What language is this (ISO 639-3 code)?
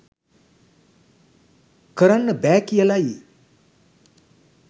sin